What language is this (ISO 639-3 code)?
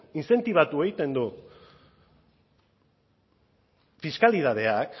eus